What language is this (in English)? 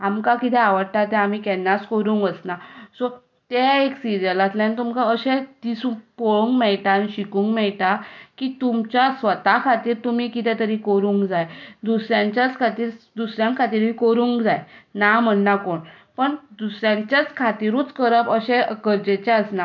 Konkani